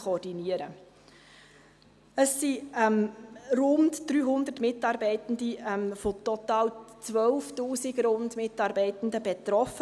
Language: Swiss German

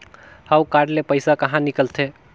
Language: Chhattisgarhi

